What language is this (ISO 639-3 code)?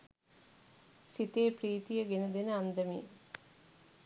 sin